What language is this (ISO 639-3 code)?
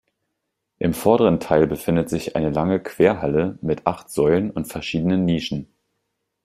deu